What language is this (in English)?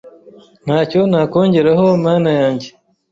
Kinyarwanda